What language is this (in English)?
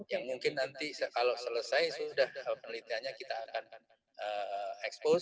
Indonesian